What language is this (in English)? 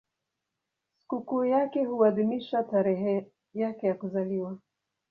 Swahili